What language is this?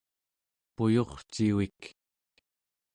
Central Yupik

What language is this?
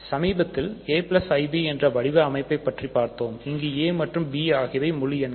Tamil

